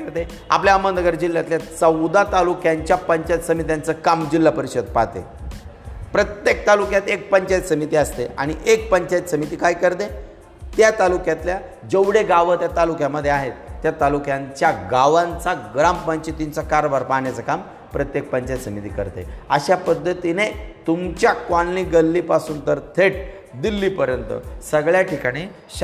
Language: Marathi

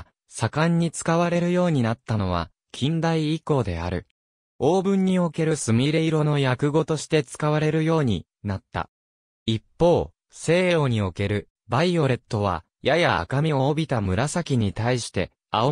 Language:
Japanese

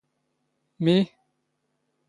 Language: Standard Moroccan Tamazight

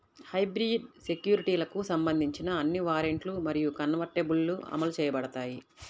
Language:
Telugu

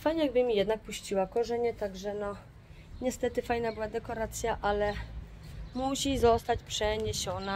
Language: Polish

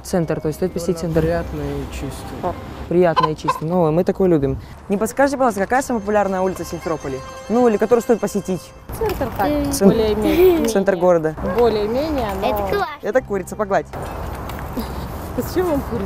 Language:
Russian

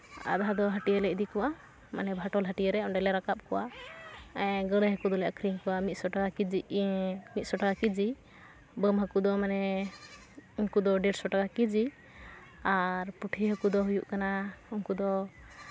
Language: Santali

